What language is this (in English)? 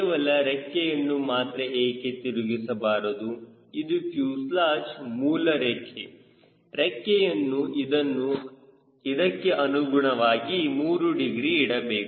Kannada